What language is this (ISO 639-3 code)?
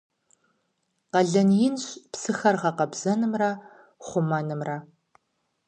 kbd